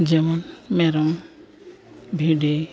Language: Santali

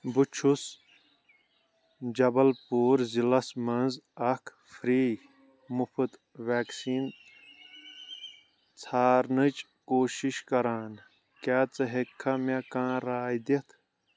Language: Kashmiri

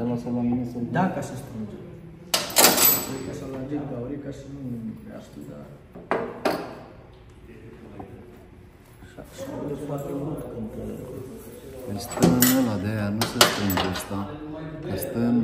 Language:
Romanian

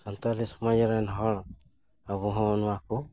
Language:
Santali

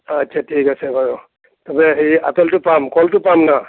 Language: Assamese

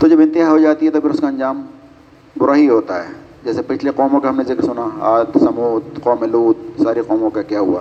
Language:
Urdu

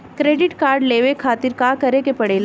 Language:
Bhojpuri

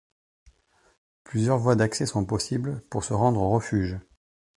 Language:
French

